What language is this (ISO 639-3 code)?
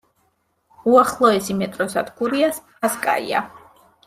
kat